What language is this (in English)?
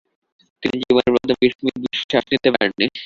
Bangla